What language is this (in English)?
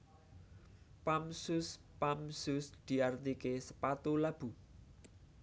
Javanese